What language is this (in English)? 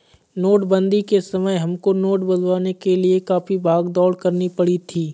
Hindi